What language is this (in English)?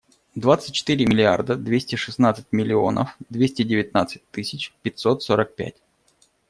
Russian